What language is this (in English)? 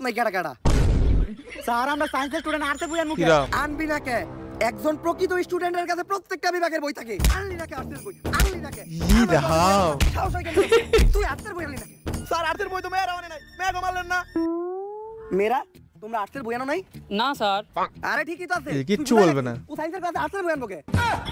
Indonesian